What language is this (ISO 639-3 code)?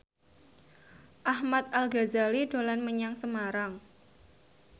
jav